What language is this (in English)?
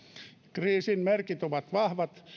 Finnish